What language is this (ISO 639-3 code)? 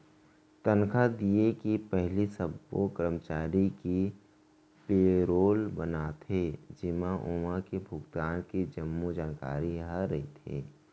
hne